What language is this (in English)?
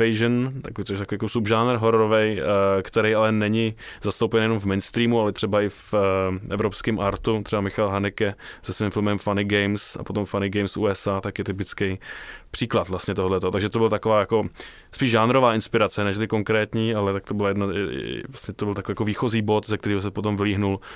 Czech